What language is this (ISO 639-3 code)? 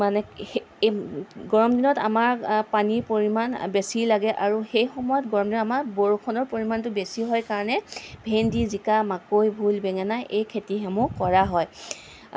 asm